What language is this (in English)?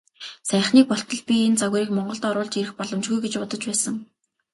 Mongolian